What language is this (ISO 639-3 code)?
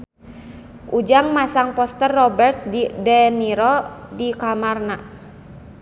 sun